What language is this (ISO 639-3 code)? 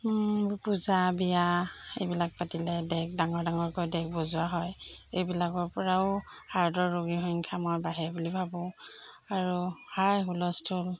asm